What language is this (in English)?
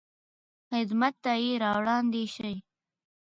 Pashto